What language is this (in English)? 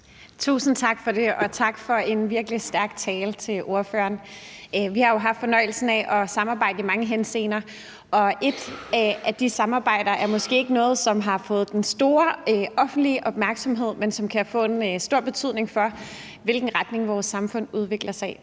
Danish